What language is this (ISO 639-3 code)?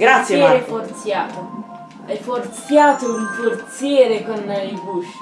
ita